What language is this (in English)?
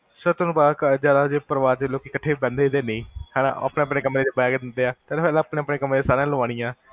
Punjabi